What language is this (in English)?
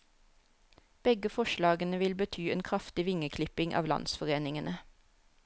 Norwegian